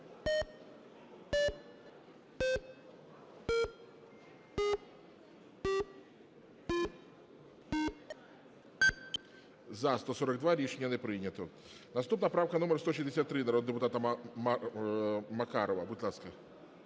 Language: Ukrainian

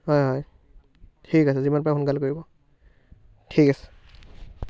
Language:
Assamese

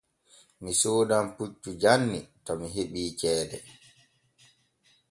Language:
Borgu Fulfulde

